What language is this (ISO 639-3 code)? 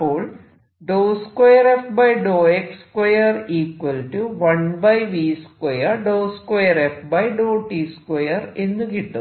mal